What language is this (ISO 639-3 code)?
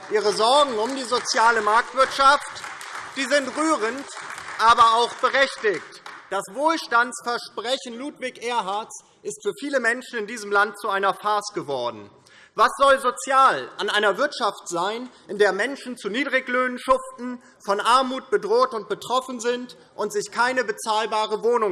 deu